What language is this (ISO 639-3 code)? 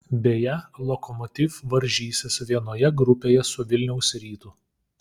lit